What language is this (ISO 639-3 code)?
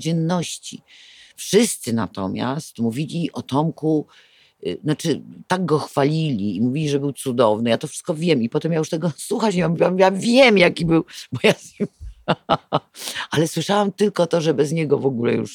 pol